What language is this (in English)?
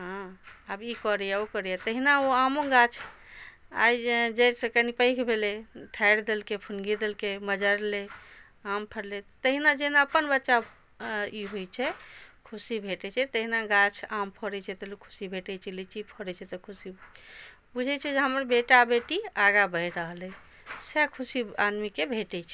Maithili